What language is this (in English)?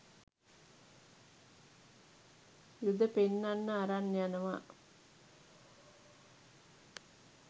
Sinhala